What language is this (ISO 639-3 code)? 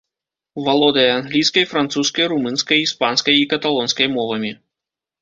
bel